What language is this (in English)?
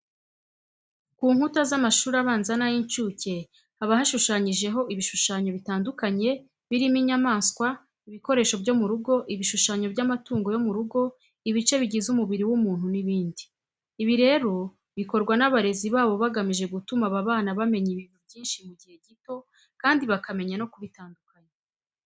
Kinyarwanda